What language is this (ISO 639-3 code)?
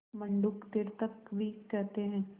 hin